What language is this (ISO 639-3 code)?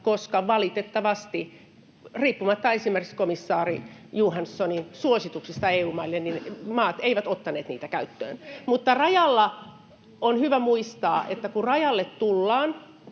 fin